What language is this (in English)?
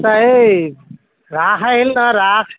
Assamese